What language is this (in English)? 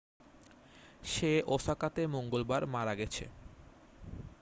Bangla